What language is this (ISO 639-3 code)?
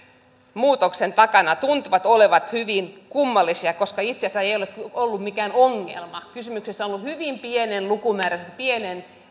fin